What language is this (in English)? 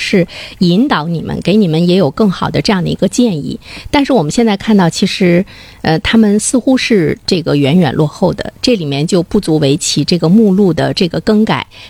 Chinese